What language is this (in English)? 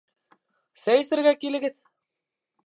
Bashkir